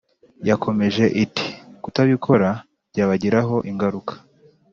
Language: Kinyarwanda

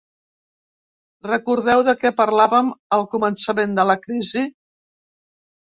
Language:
Catalan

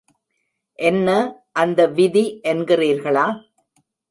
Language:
Tamil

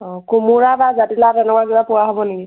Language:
Assamese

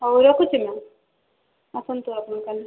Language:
Odia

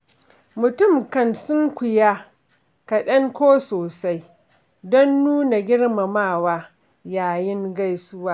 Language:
Hausa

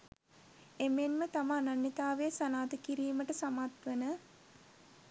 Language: Sinhala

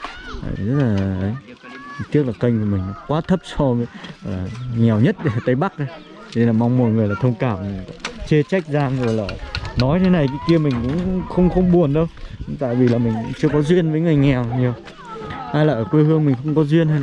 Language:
Vietnamese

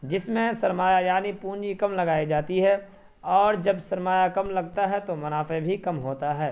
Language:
Urdu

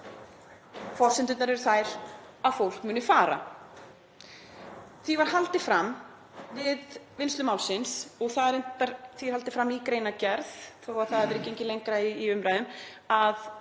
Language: Icelandic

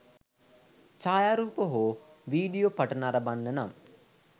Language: Sinhala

